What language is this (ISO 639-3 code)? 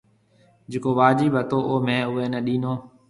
mve